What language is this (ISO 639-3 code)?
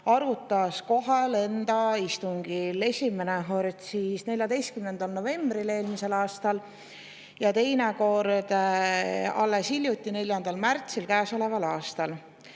est